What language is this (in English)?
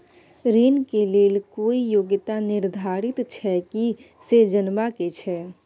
Maithili